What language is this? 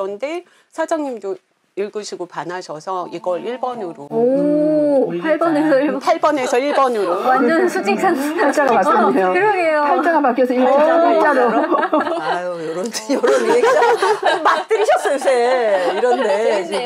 Korean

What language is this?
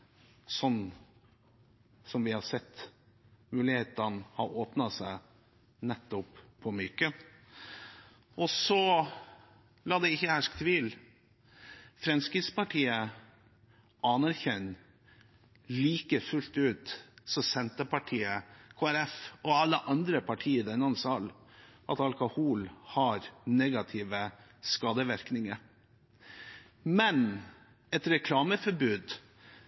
Norwegian Bokmål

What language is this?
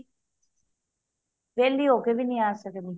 Punjabi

